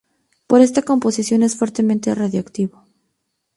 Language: Spanish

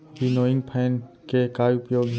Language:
Chhattisgarhi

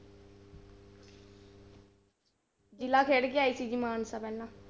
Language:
Punjabi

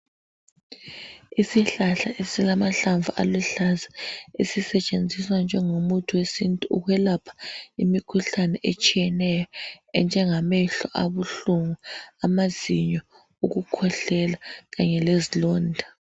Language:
North Ndebele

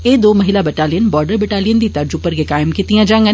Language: Dogri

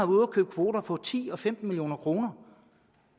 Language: Danish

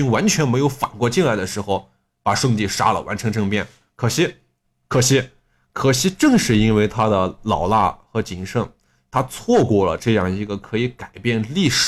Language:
Chinese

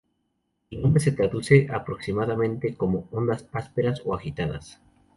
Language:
Spanish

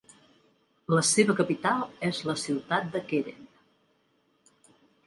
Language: Catalan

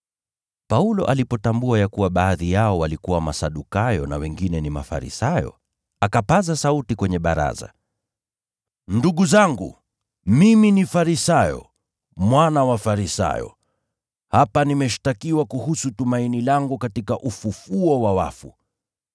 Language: Swahili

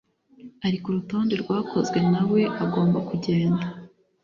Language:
Kinyarwanda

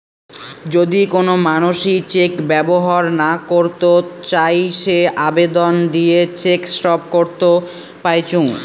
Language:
Bangla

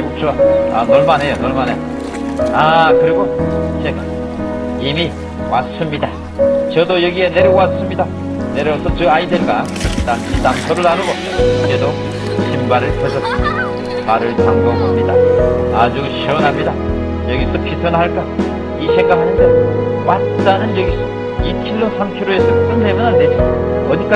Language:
Korean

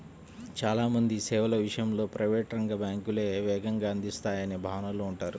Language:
Telugu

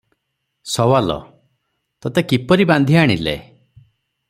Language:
Odia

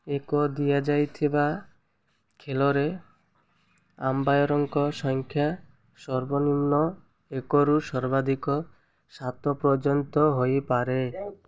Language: Odia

